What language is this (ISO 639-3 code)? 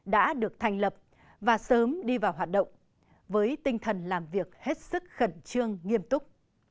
vie